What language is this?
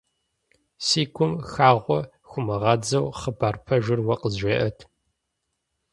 Kabardian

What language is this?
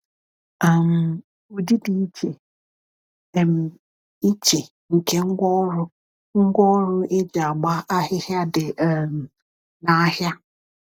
Igbo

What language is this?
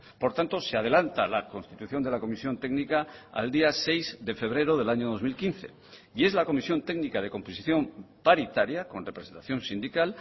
Spanish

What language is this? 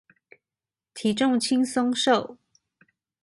Chinese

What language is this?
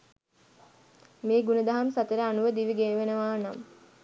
Sinhala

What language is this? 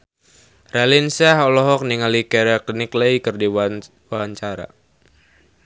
Sundanese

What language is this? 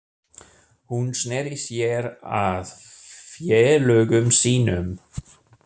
Icelandic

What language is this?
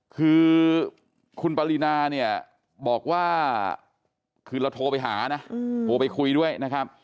Thai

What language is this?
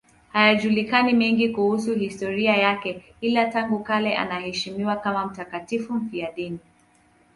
Swahili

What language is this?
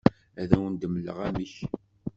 Kabyle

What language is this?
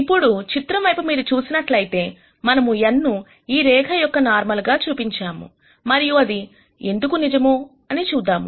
Telugu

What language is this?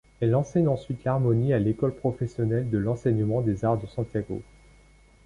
French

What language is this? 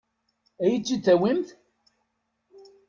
Kabyle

